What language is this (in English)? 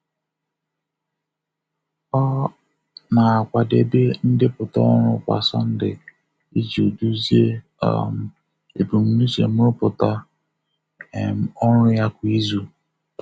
Igbo